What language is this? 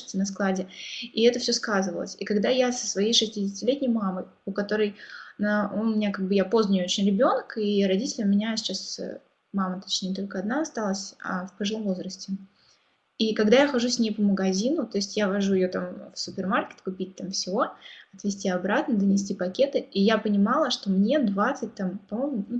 Russian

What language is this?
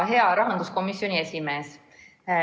Estonian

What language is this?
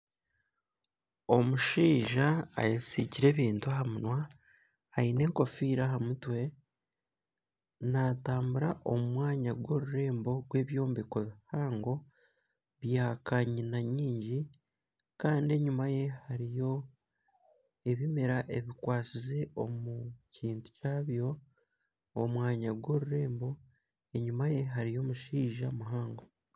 Nyankole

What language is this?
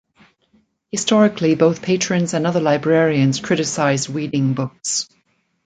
English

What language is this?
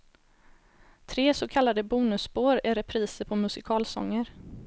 Swedish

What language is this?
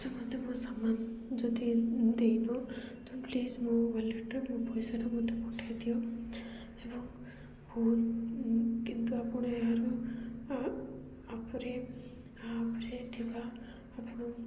Odia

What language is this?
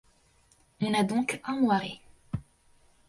French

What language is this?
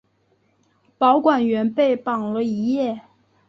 Chinese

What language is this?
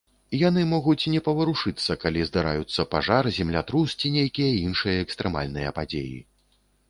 Belarusian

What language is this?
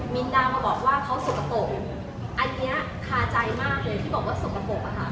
Thai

